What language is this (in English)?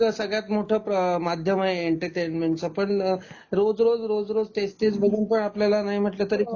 Marathi